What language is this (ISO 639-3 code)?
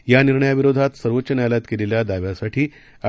mar